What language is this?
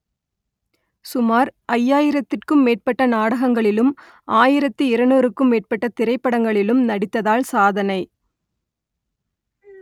Tamil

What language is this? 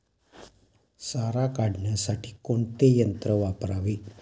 Marathi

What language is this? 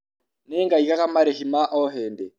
Kikuyu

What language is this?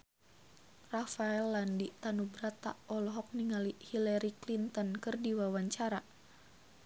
Sundanese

